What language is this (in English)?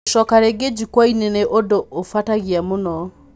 Kikuyu